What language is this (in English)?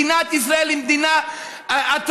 Hebrew